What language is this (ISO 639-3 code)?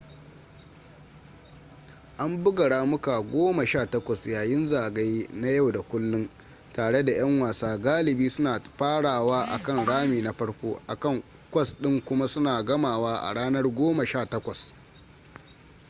hau